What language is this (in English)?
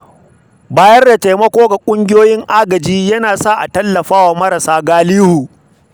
Hausa